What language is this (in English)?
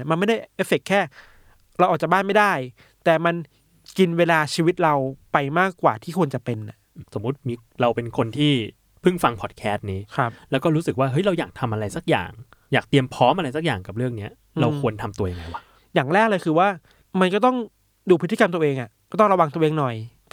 Thai